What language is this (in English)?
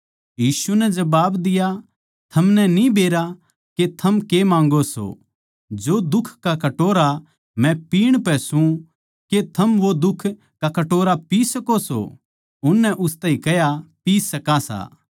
Haryanvi